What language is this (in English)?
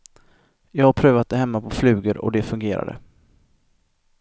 Swedish